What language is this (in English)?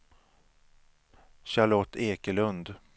Swedish